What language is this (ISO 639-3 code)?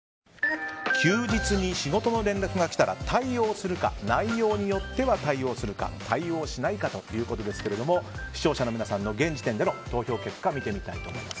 jpn